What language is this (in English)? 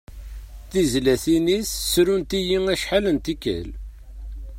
Kabyle